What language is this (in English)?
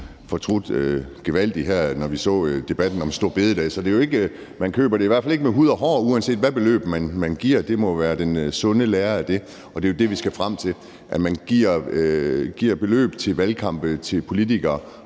Danish